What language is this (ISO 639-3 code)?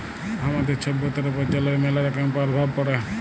ben